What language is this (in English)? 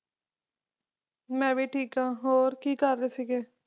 Punjabi